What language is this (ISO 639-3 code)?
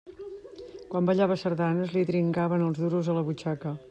cat